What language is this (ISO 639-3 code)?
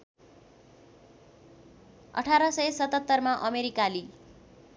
nep